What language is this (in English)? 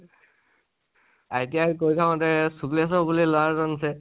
Assamese